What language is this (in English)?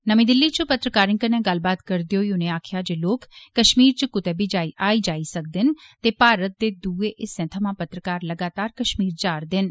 Dogri